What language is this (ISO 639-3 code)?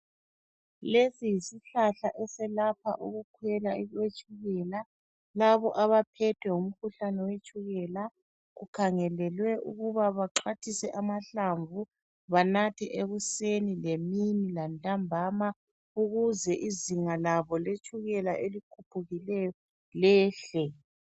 nde